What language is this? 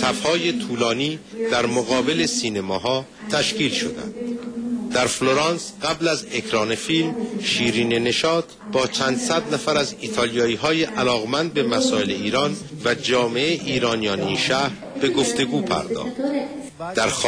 Persian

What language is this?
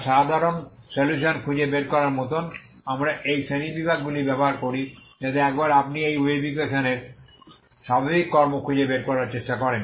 Bangla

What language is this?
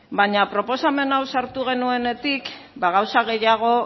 Basque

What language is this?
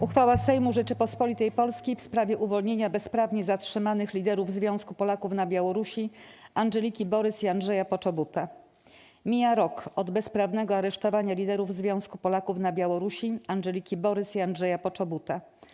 Polish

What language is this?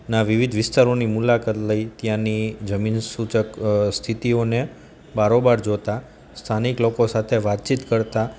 Gujarati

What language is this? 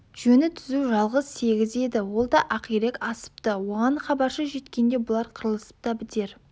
Kazakh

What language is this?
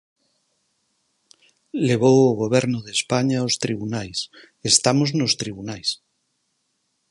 Galician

